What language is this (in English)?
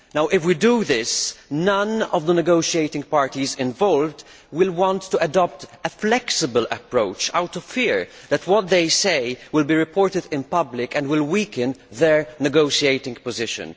English